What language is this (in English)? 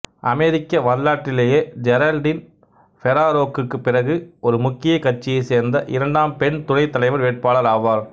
Tamil